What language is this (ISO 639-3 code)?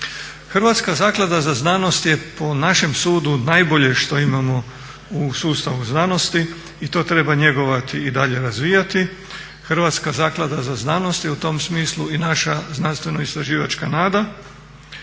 hrv